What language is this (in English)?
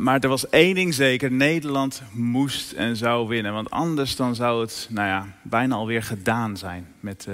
Dutch